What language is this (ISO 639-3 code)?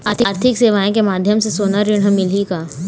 hne